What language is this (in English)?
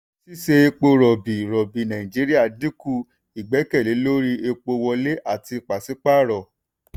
Yoruba